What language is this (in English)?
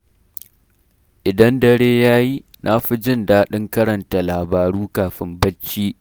Hausa